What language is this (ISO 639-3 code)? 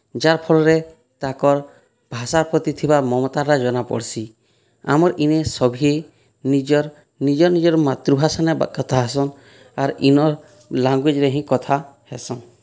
ori